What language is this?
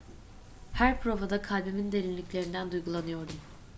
Turkish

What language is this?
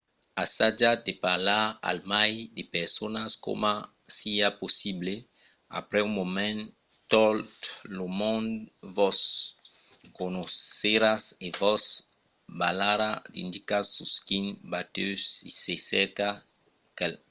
Occitan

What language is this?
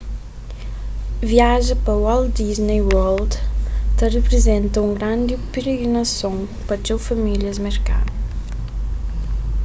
Kabuverdianu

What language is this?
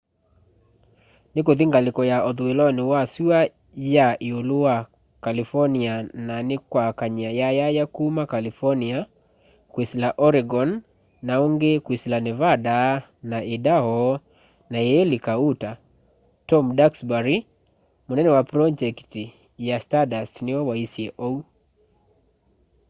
Kamba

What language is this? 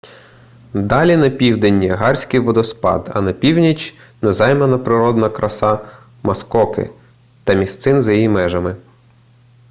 Ukrainian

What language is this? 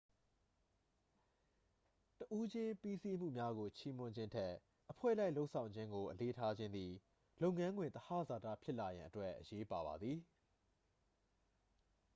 Burmese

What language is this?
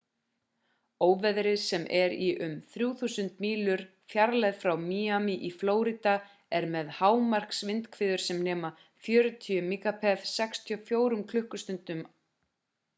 Icelandic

